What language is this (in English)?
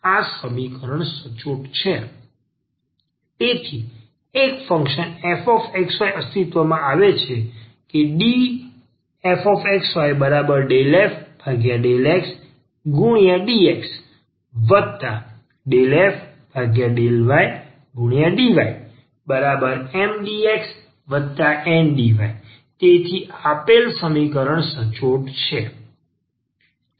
Gujarati